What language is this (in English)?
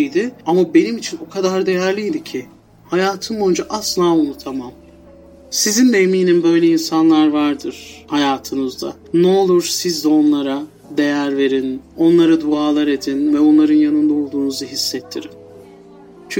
Turkish